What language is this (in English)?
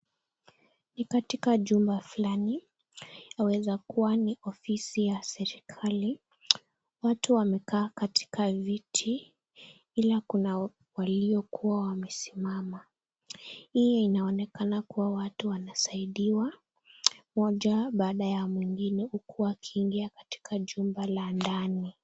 Swahili